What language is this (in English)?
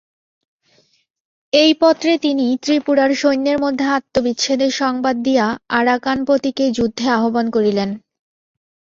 Bangla